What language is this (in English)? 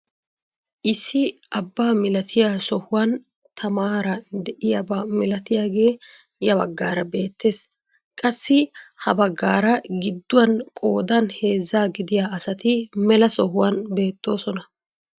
Wolaytta